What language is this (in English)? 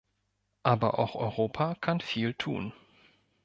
German